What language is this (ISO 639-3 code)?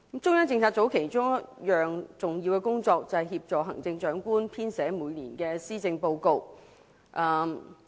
yue